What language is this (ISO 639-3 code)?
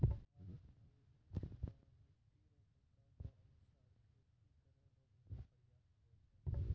mai